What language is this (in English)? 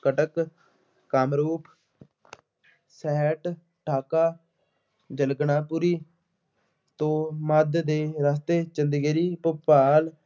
Punjabi